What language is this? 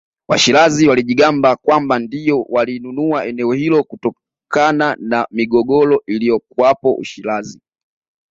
Swahili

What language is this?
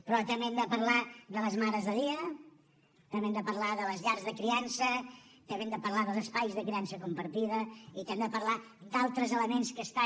Catalan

